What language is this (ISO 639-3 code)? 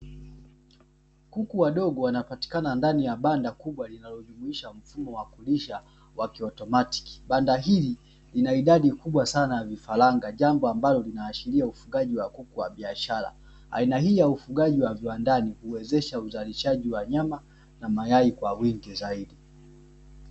swa